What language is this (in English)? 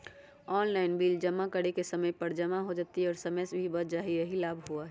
Magahi